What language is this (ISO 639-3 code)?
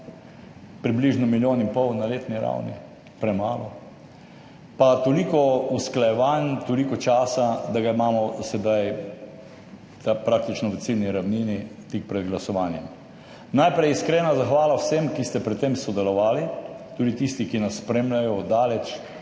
slv